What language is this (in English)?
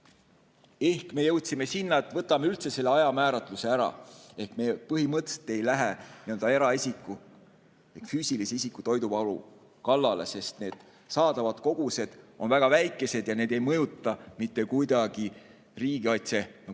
Estonian